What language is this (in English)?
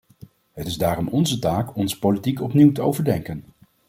Dutch